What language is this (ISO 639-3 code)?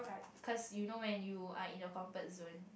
eng